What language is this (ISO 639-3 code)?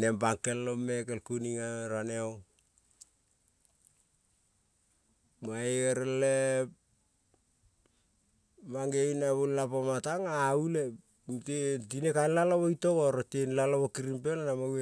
kol